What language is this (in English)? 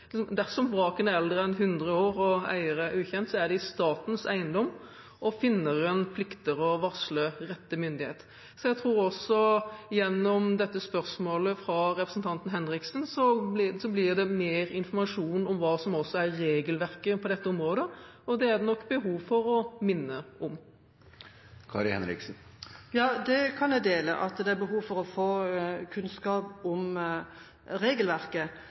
Norwegian Bokmål